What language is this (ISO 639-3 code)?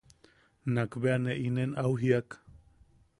yaq